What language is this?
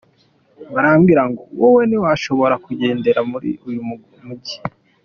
Kinyarwanda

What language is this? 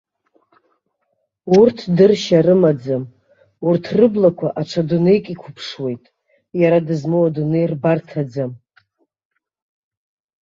Abkhazian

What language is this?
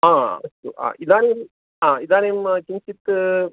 Sanskrit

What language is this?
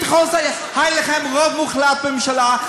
Hebrew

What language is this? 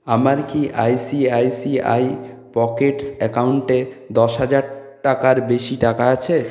Bangla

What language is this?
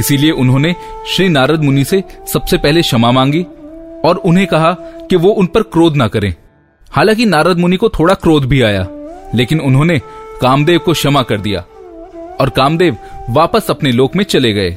Hindi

